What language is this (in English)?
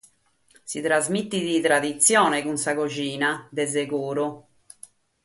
Sardinian